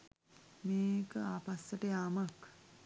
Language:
Sinhala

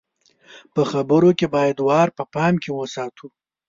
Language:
Pashto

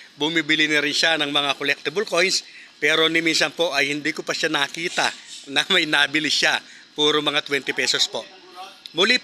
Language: Filipino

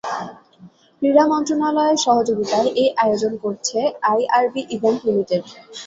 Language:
Bangla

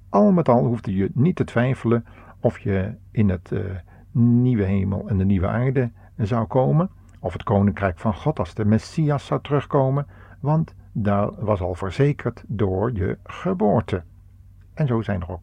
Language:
Dutch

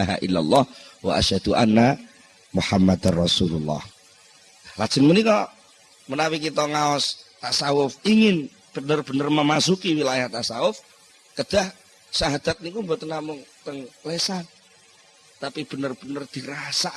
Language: Indonesian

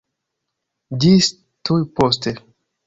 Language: Esperanto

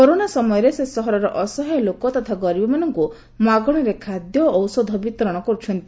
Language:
Odia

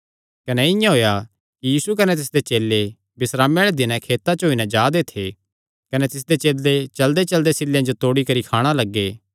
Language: Kangri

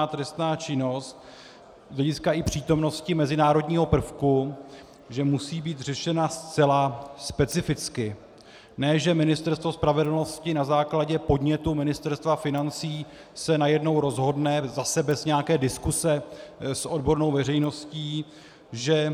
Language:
Czech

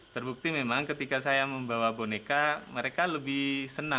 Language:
Indonesian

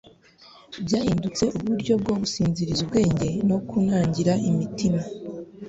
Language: Kinyarwanda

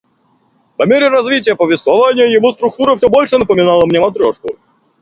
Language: Russian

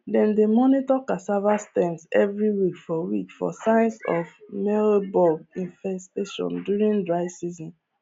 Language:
Nigerian Pidgin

